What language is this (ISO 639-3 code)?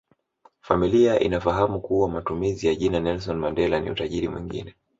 swa